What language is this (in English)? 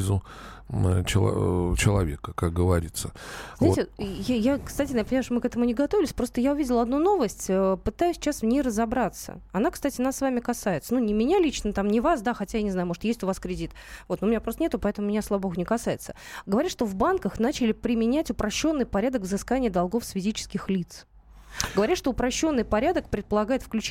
Russian